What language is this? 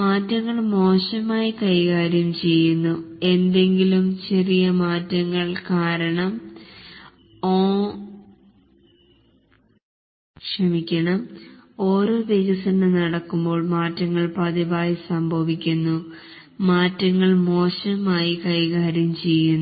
Malayalam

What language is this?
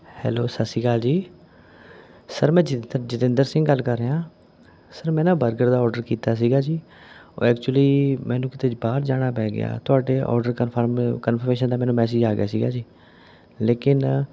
Punjabi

